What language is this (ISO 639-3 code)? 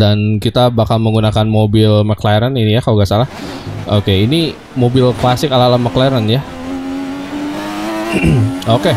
ind